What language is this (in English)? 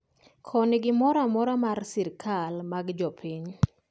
Luo (Kenya and Tanzania)